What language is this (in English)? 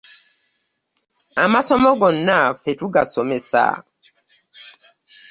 Ganda